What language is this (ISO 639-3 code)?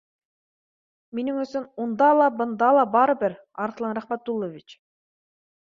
bak